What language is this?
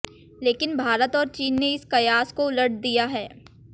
Hindi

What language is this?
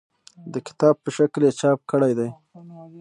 Pashto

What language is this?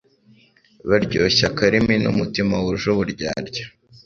Kinyarwanda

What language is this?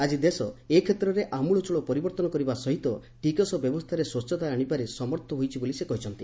Odia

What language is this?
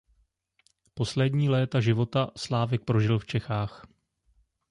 Czech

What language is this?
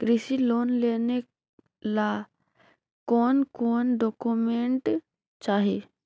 Magahi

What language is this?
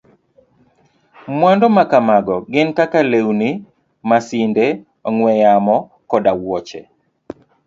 Luo (Kenya and Tanzania)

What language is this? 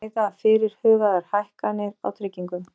Icelandic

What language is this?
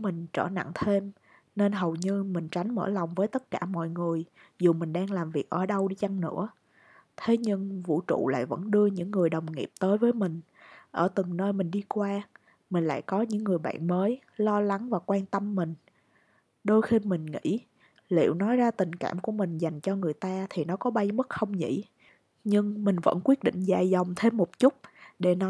Vietnamese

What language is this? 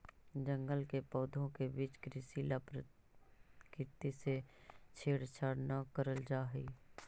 Magahi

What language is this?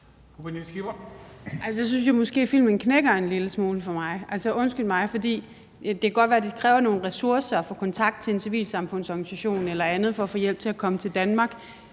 Danish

